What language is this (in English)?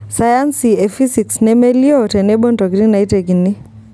Masai